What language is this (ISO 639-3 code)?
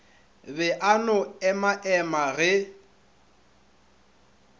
nso